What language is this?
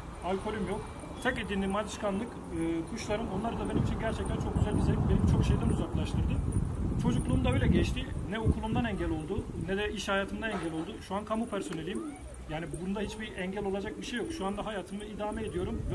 Turkish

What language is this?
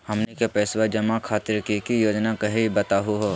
Magahi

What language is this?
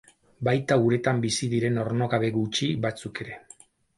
Basque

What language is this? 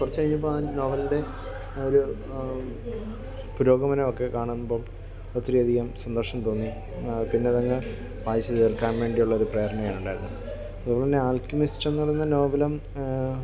Malayalam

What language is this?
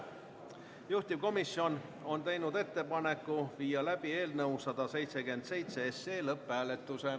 Estonian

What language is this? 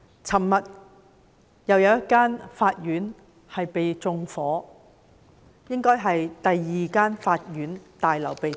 Cantonese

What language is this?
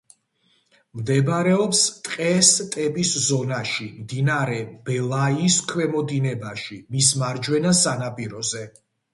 Georgian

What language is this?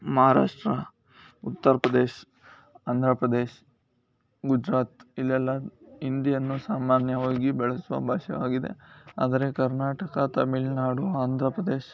Kannada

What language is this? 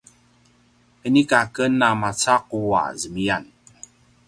Paiwan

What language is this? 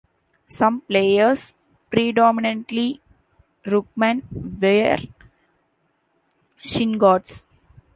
English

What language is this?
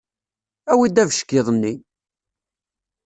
Kabyle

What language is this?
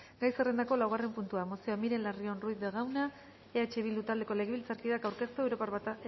Basque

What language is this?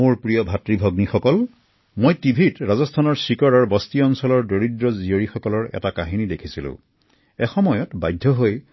Assamese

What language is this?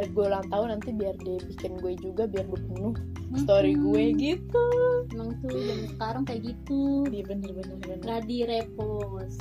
Indonesian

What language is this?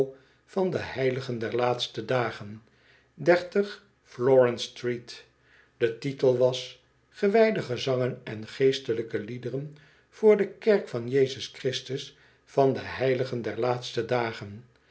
Dutch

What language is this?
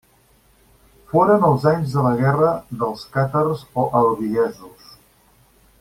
Catalan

